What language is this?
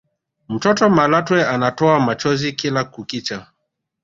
Swahili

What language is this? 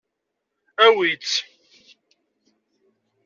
Kabyle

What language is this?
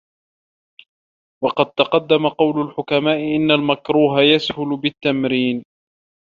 Arabic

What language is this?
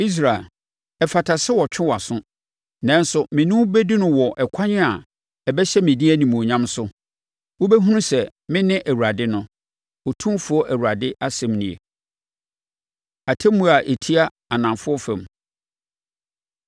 Akan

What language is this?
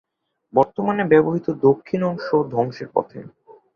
Bangla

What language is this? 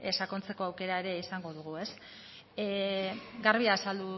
Basque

